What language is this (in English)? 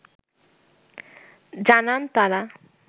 Bangla